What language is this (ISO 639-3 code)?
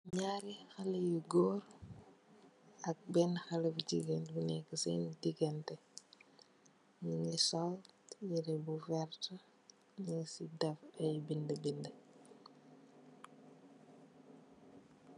wol